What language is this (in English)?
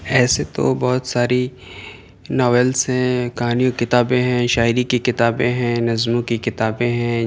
Urdu